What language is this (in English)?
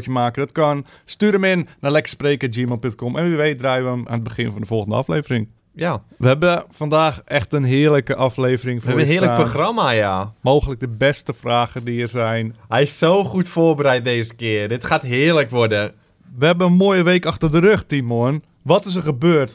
Dutch